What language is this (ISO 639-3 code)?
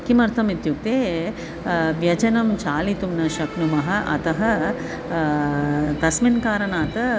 san